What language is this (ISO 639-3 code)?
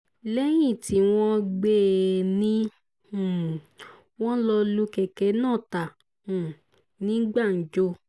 yor